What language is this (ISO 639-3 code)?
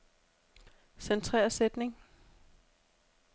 dan